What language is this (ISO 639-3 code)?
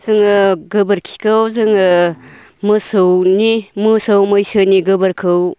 brx